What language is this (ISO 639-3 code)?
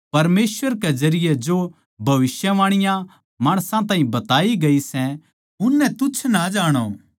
bgc